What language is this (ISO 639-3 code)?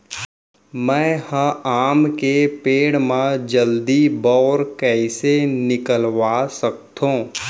hne